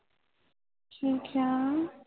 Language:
Punjabi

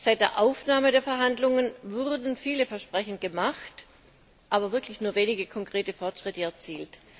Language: German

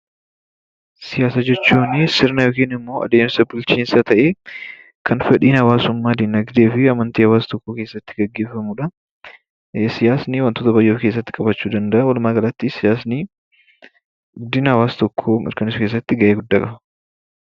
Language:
Oromo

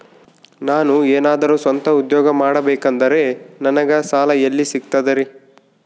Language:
Kannada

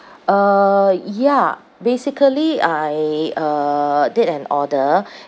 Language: English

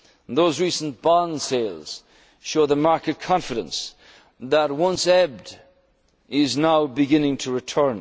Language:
English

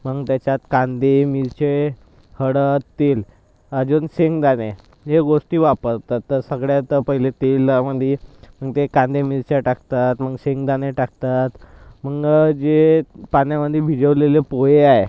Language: Marathi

